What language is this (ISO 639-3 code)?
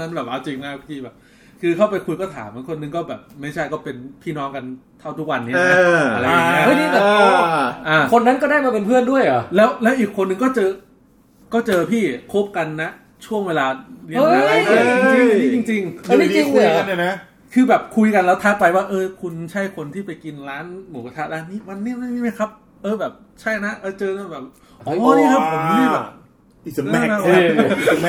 tha